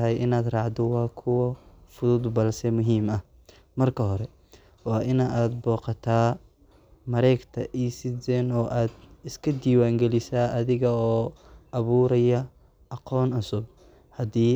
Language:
Somali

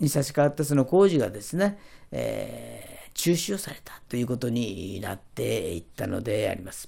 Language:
Japanese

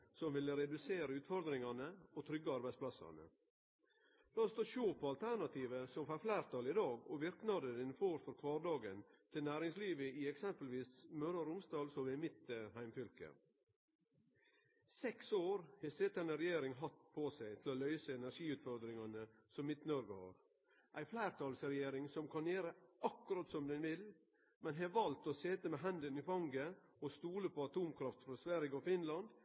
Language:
Norwegian Nynorsk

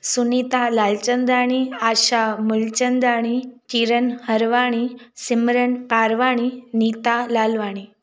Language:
Sindhi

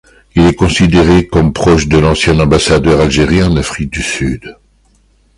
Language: French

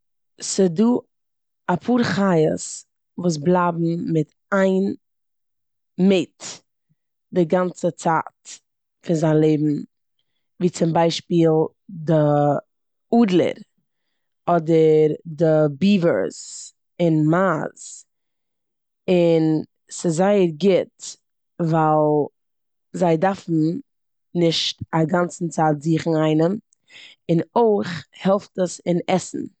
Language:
Yiddish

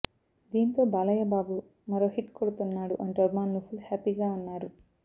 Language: Telugu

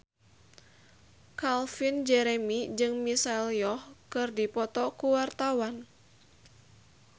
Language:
Sundanese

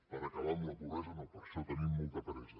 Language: Catalan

